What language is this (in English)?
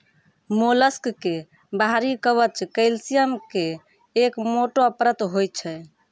Maithili